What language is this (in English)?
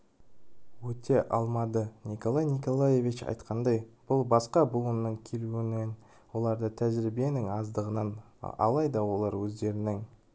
Kazakh